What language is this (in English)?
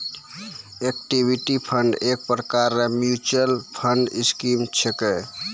Maithili